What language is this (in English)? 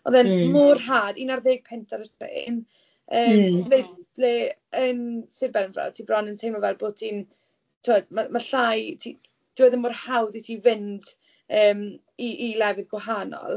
Welsh